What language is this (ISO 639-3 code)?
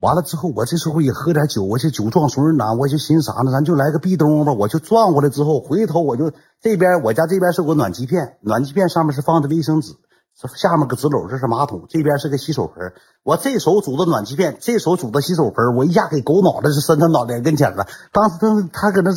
zho